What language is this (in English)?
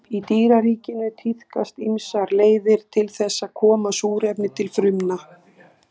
Icelandic